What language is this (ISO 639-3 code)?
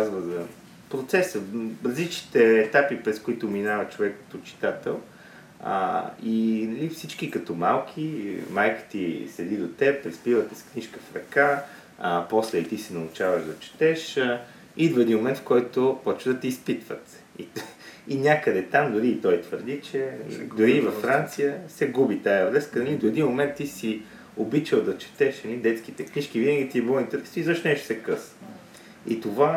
bul